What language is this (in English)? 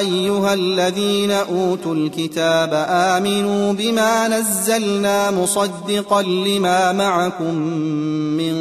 Arabic